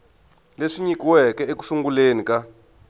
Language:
Tsonga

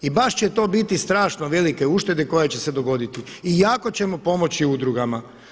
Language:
Croatian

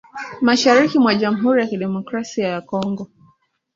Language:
Swahili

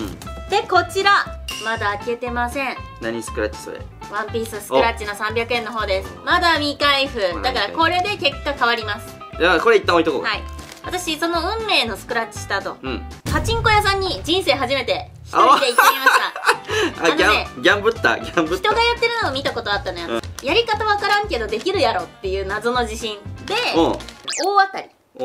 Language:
Japanese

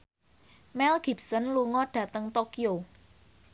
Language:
Javanese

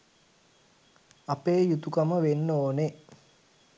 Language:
Sinhala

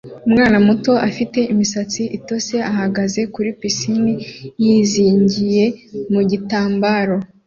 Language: Kinyarwanda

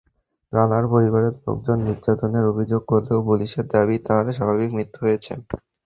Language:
Bangla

